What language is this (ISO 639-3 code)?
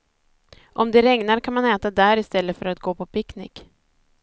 swe